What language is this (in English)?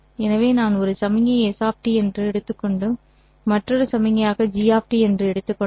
Tamil